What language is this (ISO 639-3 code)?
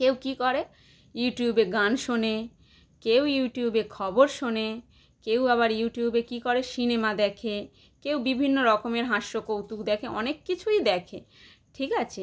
ben